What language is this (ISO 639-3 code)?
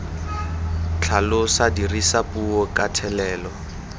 tsn